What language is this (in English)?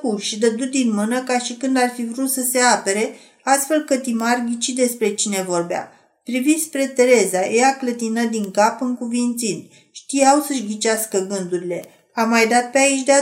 Romanian